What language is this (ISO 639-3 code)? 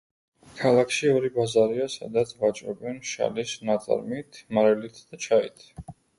kat